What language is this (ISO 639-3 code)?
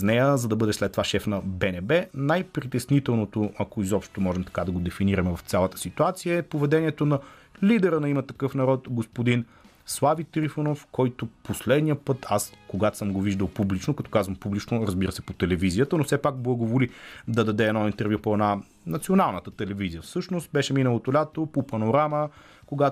bul